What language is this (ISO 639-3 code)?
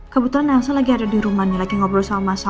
ind